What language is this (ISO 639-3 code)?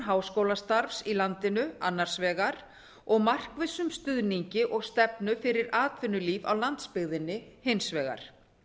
isl